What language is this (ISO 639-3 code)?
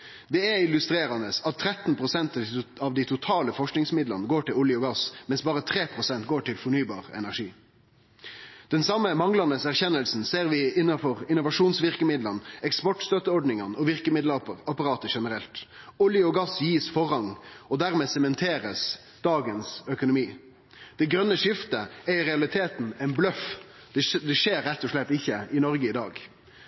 nno